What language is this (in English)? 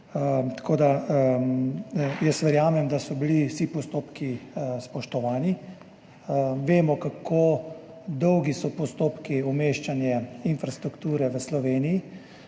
Slovenian